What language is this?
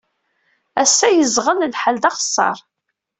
Kabyle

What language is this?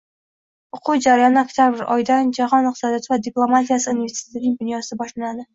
Uzbek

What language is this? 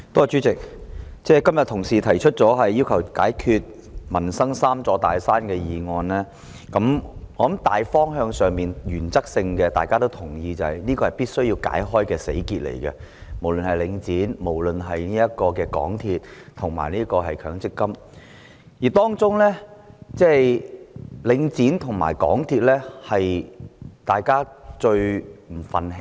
Cantonese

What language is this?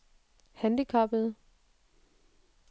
Danish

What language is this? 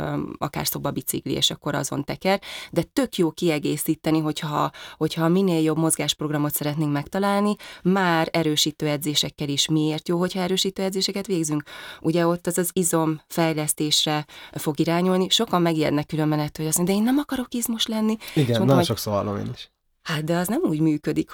Hungarian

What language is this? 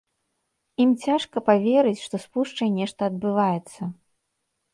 Belarusian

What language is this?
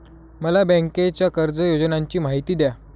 Marathi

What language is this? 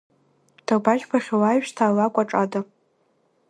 Abkhazian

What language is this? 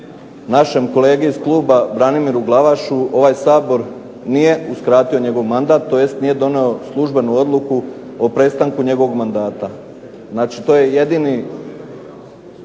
Croatian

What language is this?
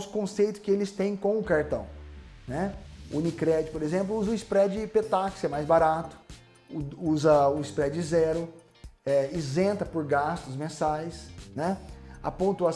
Portuguese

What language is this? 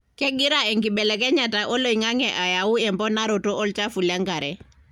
Masai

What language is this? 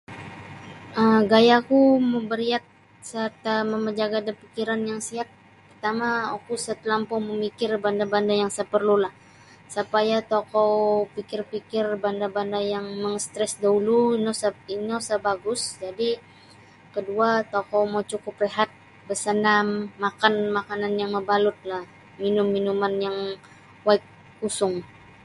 Sabah Bisaya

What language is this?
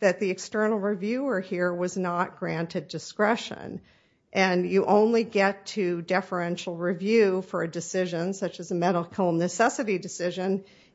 English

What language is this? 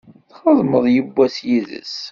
Kabyle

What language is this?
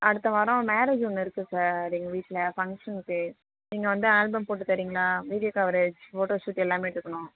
Tamil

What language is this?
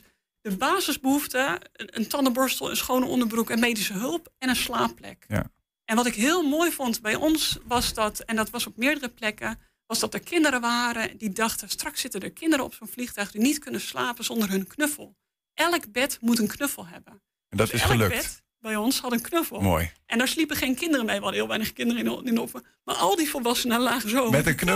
Dutch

